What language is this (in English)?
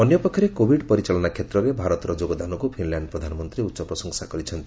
Odia